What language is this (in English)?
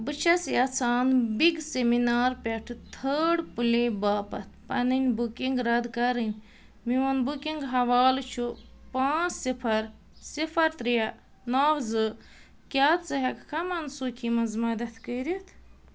Kashmiri